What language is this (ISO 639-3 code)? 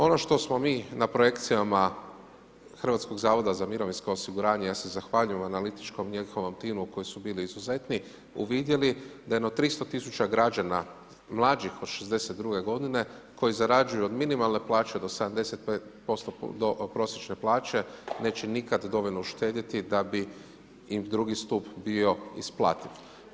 hrv